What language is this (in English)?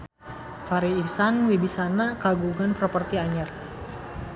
Sundanese